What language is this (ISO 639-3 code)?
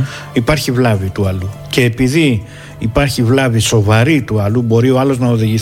ell